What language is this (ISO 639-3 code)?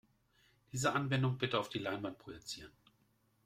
deu